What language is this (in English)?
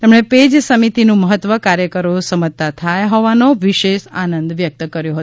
Gujarati